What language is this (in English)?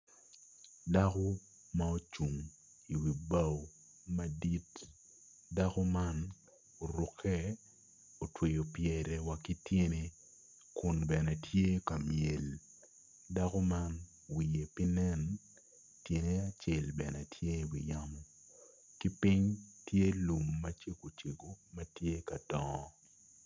Acoli